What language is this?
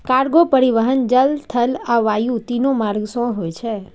Maithili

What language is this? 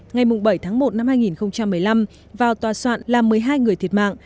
Vietnamese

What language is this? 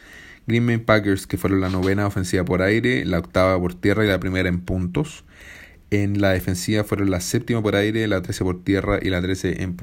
Spanish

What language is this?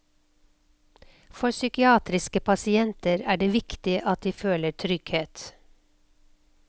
Norwegian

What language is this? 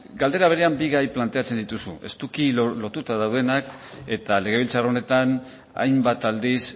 Basque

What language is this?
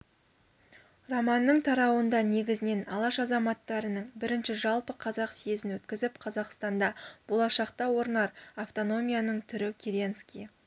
Kazakh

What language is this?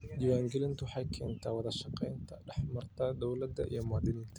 Somali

